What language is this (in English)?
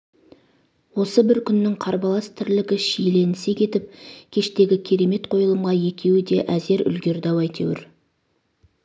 Kazakh